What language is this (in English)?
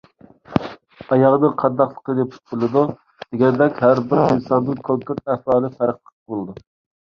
Uyghur